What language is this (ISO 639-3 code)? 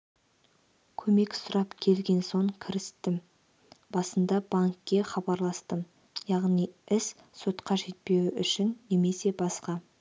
kaz